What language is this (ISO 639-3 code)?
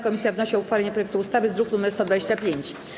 pol